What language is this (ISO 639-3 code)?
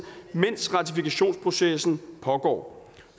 dan